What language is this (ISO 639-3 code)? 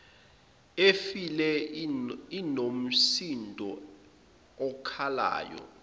zul